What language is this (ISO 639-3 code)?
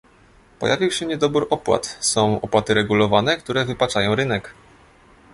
pol